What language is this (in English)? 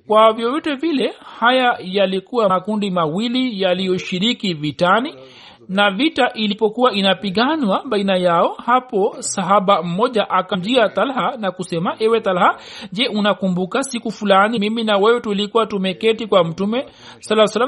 Swahili